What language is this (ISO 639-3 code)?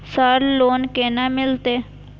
mai